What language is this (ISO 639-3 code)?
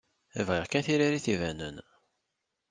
kab